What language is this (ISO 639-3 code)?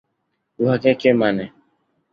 ben